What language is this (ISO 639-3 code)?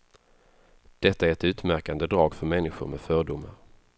swe